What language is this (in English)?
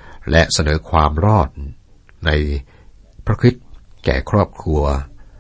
Thai